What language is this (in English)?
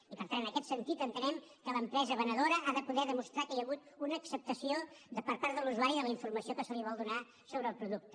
Catalan